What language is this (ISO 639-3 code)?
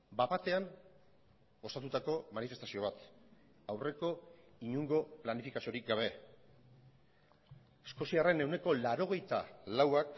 eus